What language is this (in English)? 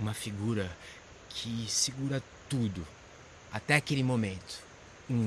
Portuguese